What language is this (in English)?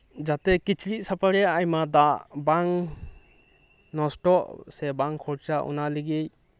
Santali